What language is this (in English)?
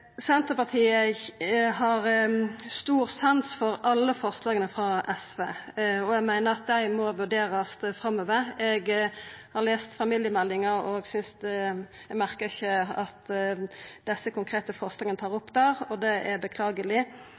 Norwegian Nynorsk